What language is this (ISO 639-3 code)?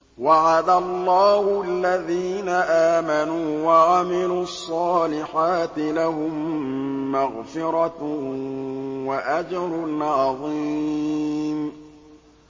ara